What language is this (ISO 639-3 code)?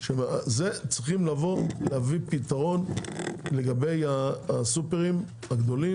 heb